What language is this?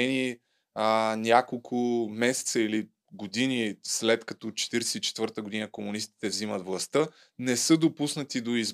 Bulgarian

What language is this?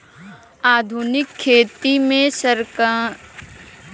Bhojpuri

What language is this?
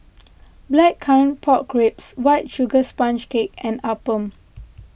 English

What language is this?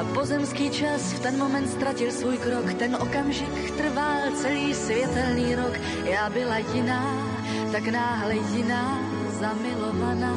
Slovak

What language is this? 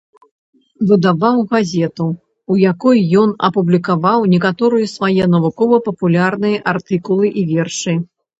Belarusian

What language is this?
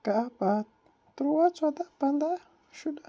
Kashmiri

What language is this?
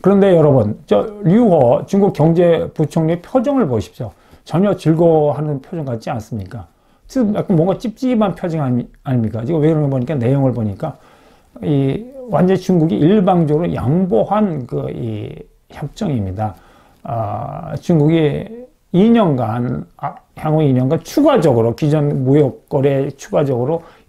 Korean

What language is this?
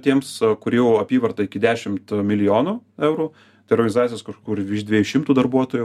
Lithuanian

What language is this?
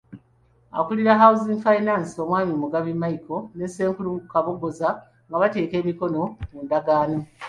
Ganda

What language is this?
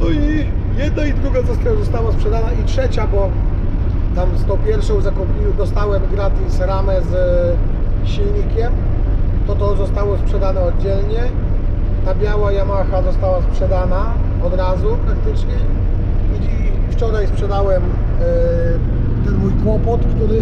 Polish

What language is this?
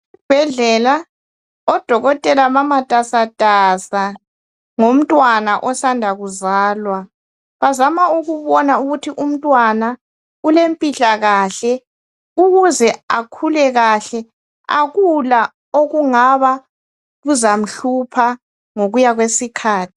North Ndebele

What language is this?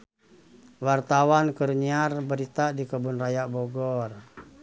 Sundanese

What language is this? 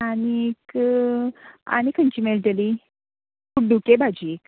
Konkani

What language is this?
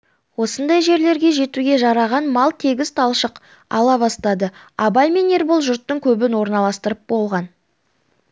Kazakh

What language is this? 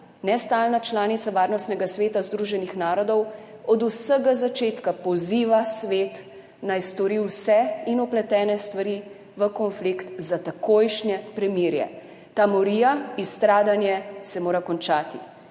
Slovenian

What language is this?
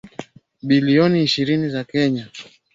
Swahili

